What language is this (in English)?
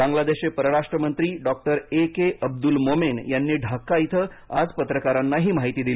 Marathi